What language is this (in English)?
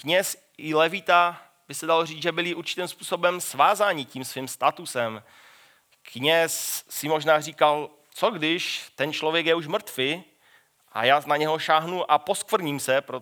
Czech